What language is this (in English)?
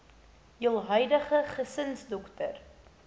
Afrikaans